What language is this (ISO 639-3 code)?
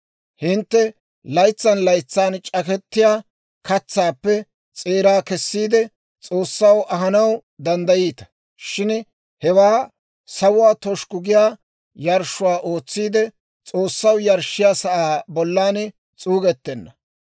dwr